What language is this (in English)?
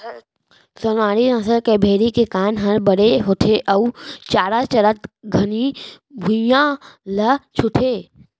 Chhattisgarhi